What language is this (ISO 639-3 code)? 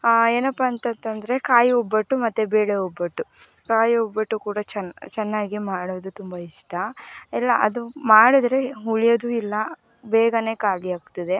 kan